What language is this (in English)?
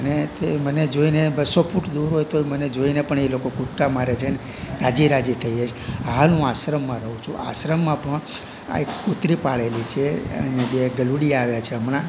Gujarati